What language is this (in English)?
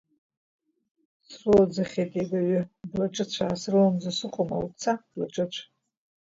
Abkhazian